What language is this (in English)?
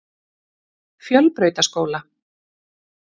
Icelandic